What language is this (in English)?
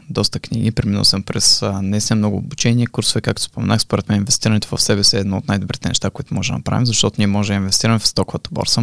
Bulgarian